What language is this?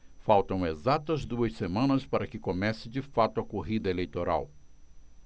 Portuguese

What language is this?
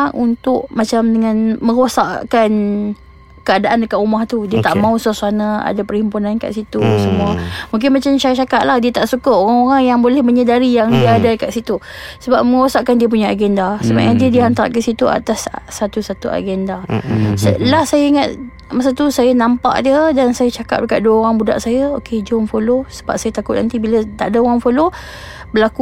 Malay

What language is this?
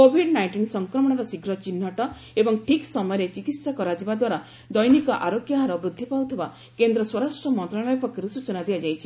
Odia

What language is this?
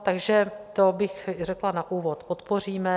Czech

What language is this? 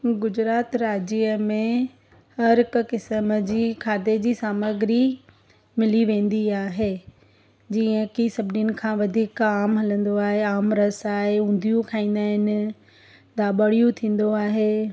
Sindhi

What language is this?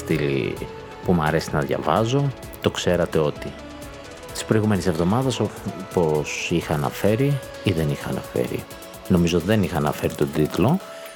Greek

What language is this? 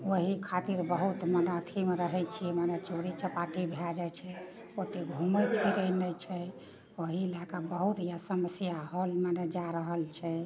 Maithili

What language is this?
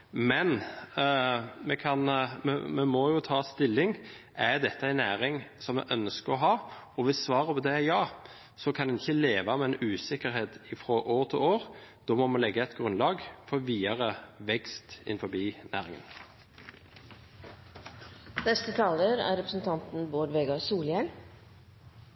Norwegian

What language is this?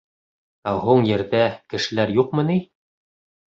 Bashkir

